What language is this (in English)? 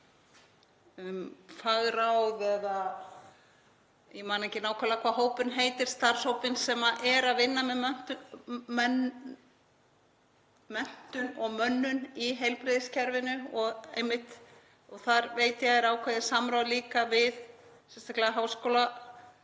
Icelandic